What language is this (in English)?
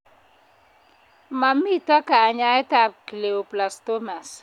Kalenjin